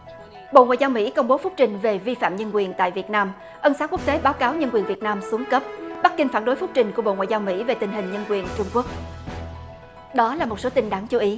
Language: Vietnamese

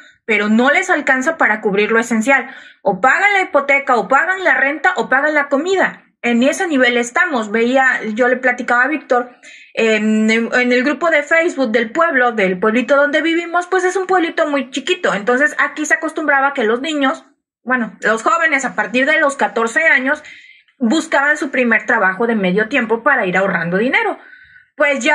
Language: Spanish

